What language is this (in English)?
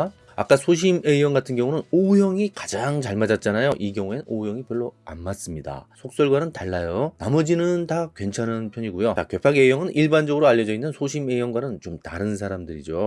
Korean